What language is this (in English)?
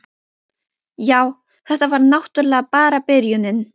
Icelandic